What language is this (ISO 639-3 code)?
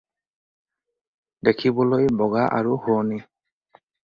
asm